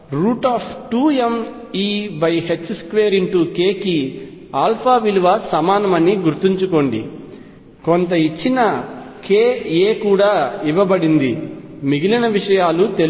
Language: Telugu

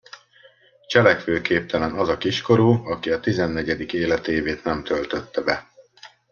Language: Hungarian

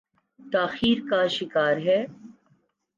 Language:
Urdu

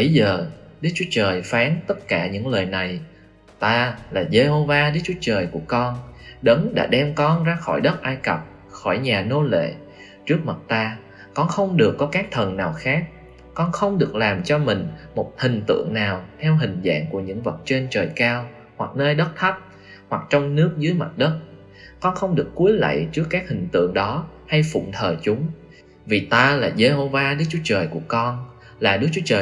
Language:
Vietnamese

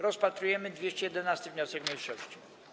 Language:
Polish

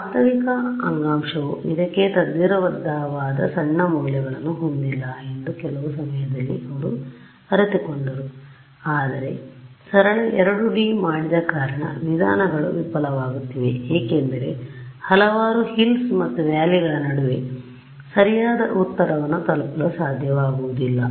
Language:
Kannada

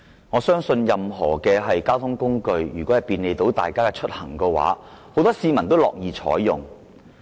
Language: Cantonese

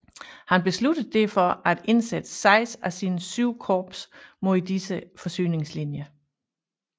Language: Danish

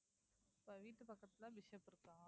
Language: Tamil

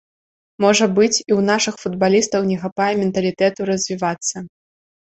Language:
Belarusian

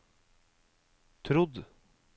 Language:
Norwegian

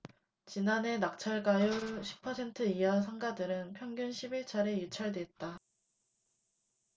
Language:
Korean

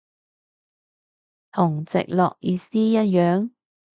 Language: Cantonese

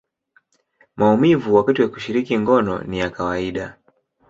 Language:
Swahili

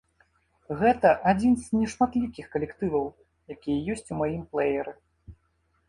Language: Belarusian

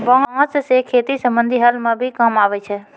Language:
Maithili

